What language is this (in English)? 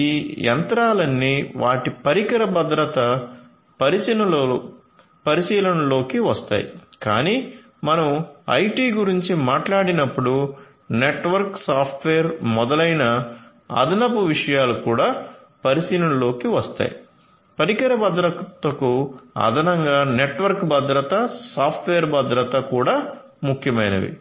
Telugu